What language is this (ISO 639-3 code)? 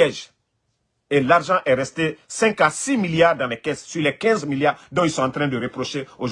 fra